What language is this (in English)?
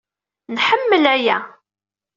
Kabyle